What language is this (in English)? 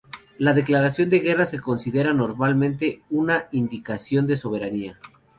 Spanish